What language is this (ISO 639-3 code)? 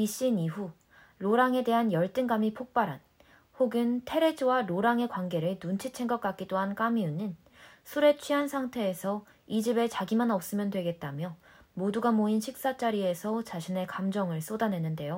kor